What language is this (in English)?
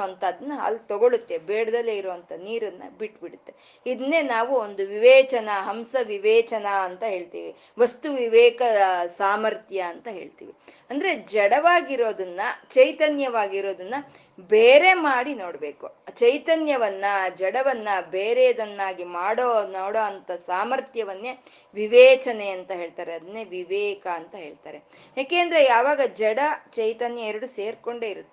Kannada